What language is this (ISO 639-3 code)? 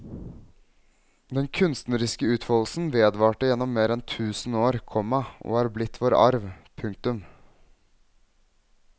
nor